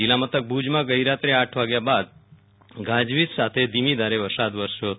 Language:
Gujarati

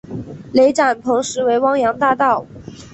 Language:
Chinese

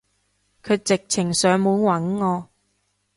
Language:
Cantonese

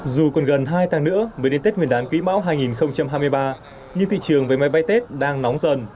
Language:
Vietnamese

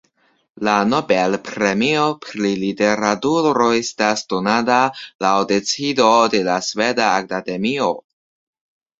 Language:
Esperanto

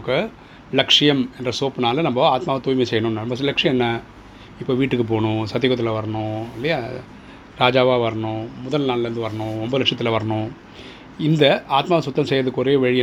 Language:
Tamil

